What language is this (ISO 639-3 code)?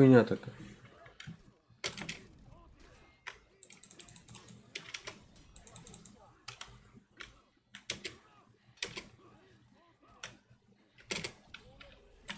rus